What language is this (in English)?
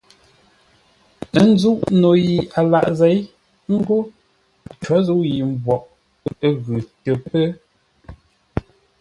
Ngombale